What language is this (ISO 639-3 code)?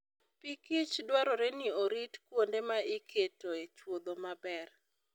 luo